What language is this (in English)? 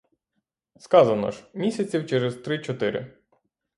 Ukrainian